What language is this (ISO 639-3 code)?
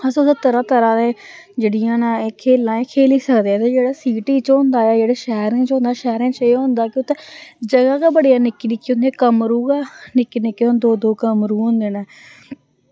doi